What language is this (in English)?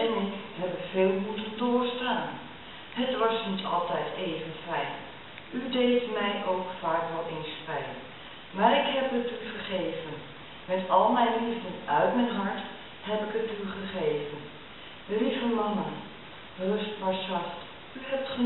Dutch